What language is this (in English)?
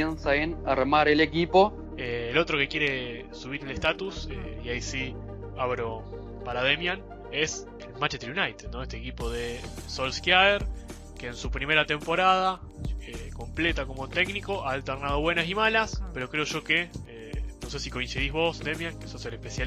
Spanish